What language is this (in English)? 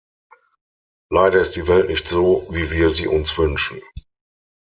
German